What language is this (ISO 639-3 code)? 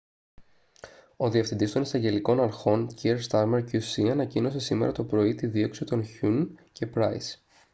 ell